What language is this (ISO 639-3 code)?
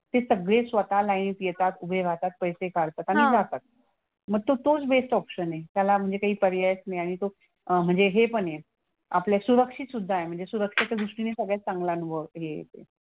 mar